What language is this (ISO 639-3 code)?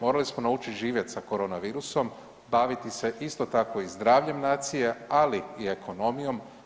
hrv